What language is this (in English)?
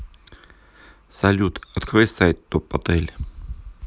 Russian